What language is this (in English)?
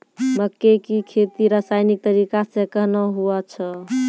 Maithili